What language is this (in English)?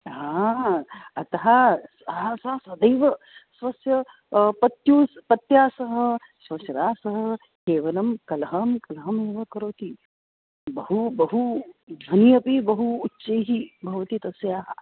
Sanskrit